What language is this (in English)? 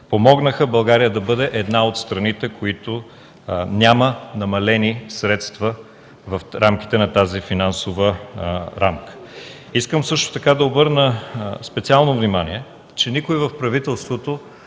Bulgarian